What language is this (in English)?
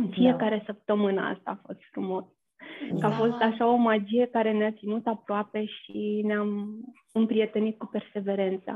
Romanian